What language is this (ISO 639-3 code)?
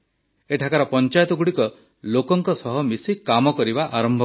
ori